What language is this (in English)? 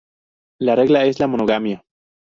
Spanish